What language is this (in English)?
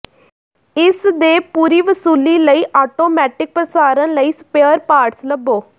Punjabi